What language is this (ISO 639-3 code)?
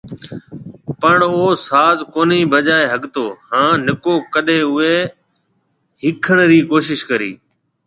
mve